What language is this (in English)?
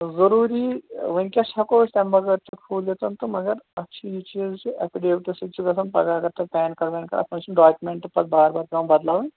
Kashmiri